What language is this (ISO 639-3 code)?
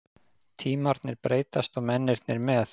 isl